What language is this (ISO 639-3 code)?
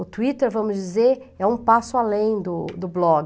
por